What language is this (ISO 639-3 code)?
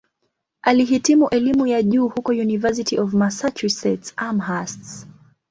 swa